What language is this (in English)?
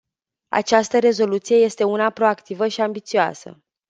Romanian